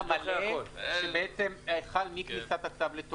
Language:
Hebrew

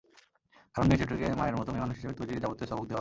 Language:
Bangla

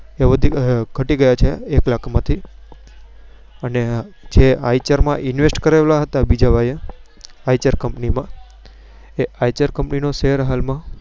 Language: Gujarati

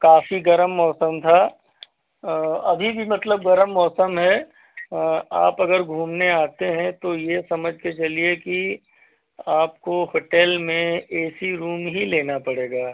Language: Hindi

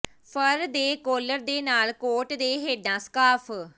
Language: Punjabi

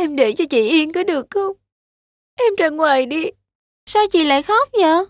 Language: Vietnamese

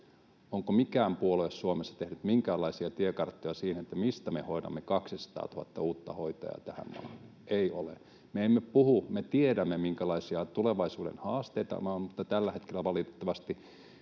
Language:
Finnish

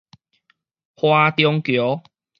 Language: Min Nan Chinese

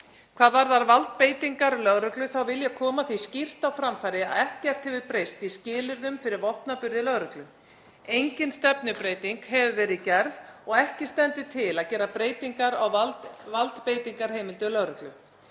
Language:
Icelandic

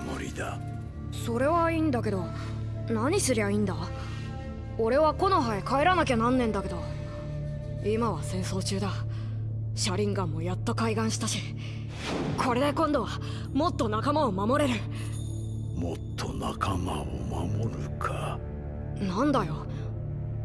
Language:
Japanese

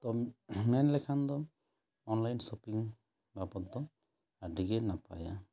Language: Santali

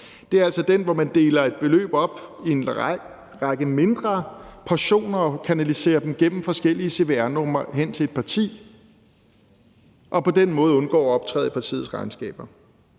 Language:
Danish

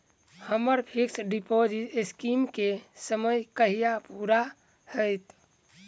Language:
Maithili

